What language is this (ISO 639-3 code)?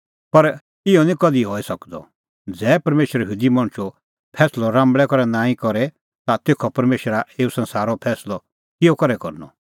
kfx